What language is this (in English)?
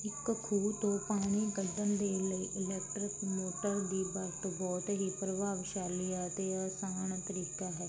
Punjabi